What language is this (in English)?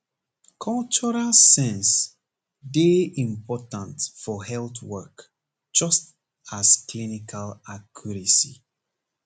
Nigerian Pidgin